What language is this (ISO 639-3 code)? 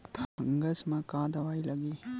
hne